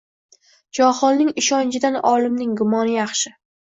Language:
Uzbek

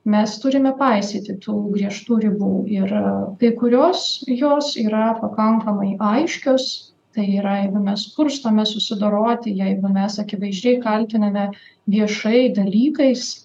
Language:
Lithuanian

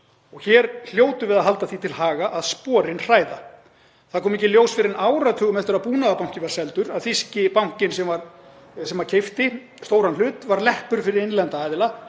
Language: Icelandic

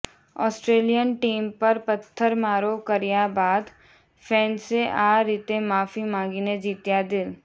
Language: Gujarati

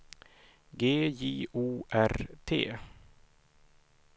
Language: Swedish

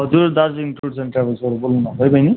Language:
Nepali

